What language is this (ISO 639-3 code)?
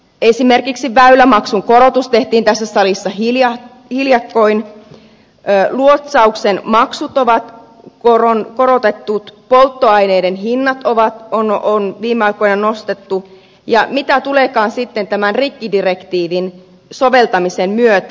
fin